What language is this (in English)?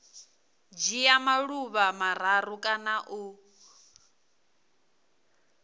Venda